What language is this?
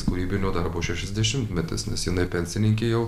Lithuanian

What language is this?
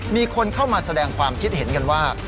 Thai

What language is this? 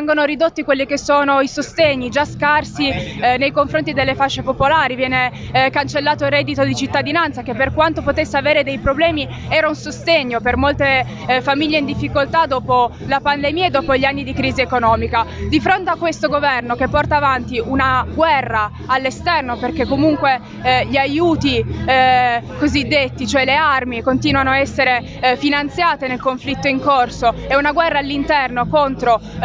Italian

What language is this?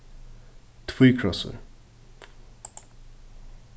Faroese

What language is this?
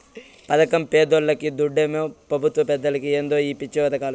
Telugu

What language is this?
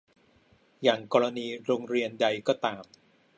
Thai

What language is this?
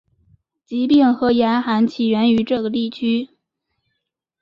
Chinese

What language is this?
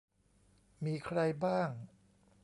Thai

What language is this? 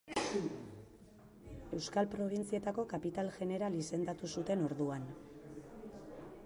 Basque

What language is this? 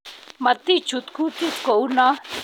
Kalenjin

